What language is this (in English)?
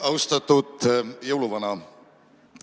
Estonian